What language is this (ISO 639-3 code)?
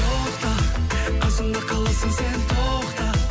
kaz